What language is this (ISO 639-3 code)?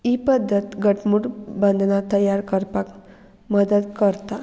kok